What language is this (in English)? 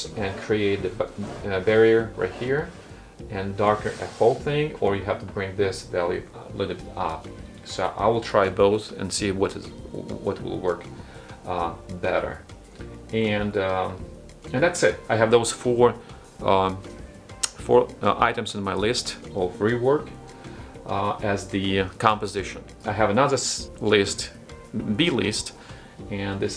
English